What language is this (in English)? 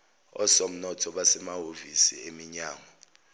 Zulu